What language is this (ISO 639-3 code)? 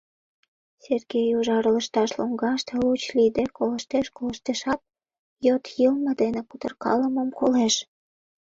chm